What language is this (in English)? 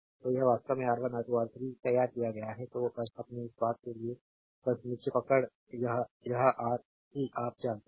Hindi